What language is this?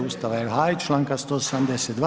Croatian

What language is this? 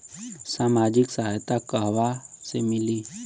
Bhojpuri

